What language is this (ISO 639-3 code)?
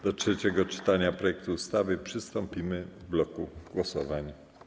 pol